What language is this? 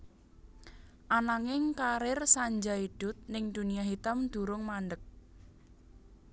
Javanese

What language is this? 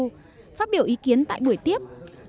Vietnamese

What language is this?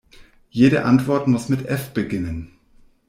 German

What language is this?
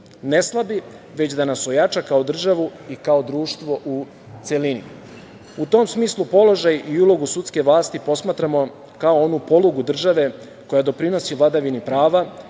Serbian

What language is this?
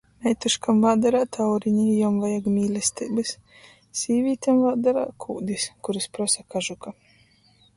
Latgalian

